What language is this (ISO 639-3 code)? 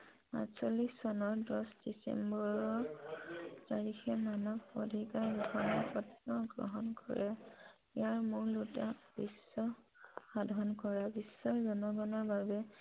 asm